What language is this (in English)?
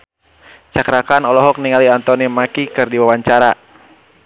Sundanese